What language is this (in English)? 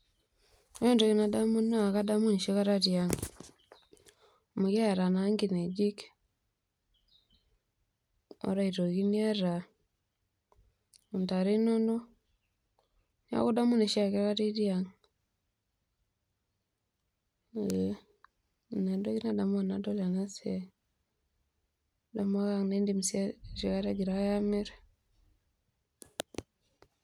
Masai